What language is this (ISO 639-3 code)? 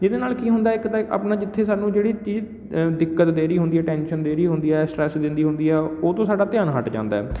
pan